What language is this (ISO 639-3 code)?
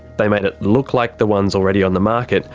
eng